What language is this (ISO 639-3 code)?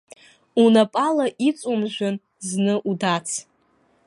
abk